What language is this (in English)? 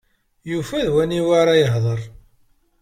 Kabyle